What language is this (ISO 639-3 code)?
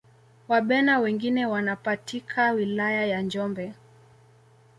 swa